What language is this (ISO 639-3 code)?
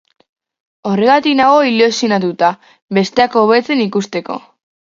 eus